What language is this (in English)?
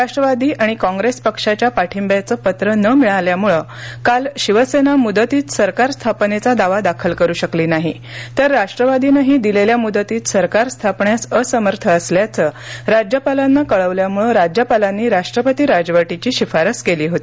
Marathi